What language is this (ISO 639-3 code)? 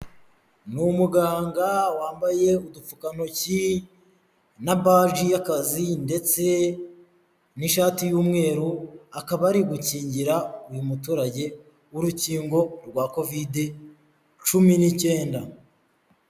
kin